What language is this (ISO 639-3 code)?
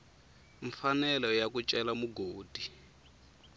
tso